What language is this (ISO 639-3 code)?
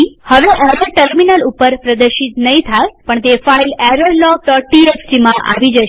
guj